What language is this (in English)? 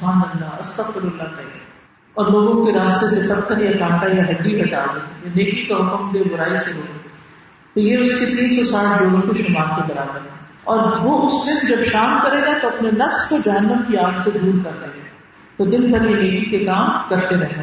Urdu